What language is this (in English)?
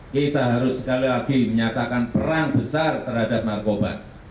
Indonesian